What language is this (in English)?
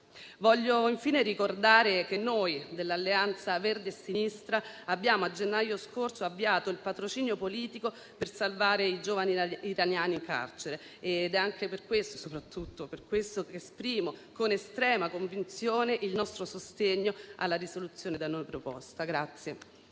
Italian